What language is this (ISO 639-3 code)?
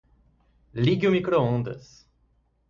por